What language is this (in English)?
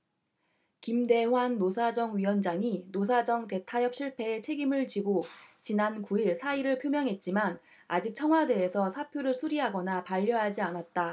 Korean